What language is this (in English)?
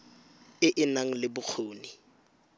Tswana